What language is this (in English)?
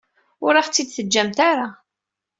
Kabyle